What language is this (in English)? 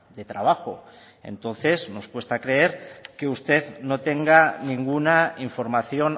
Spanish